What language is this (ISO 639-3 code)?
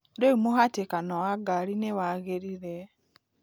kik